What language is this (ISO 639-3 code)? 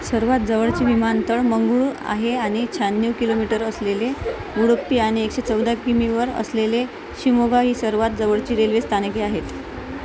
mar